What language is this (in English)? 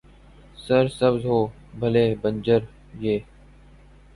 Urdu